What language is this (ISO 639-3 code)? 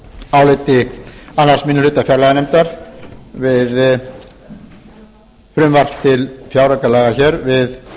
isl